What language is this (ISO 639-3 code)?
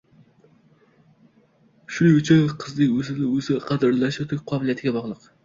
uzb